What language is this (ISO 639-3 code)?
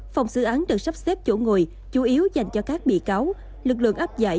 vie